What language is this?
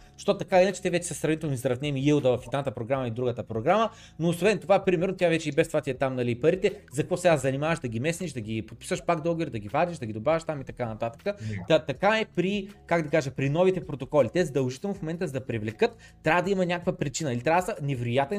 Bulgarian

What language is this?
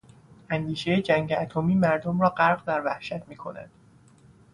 Persian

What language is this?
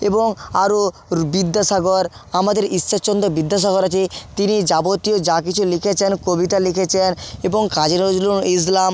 Bangla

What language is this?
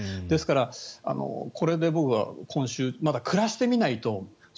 Japanese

